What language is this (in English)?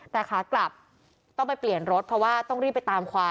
Thai